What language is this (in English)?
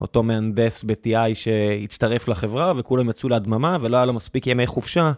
Hebrew